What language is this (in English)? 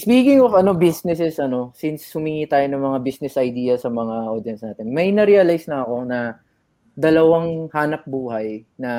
Filipino